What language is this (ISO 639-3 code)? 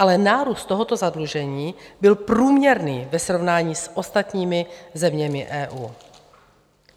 ces